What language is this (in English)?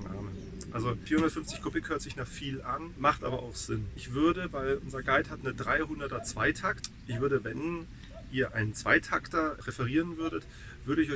German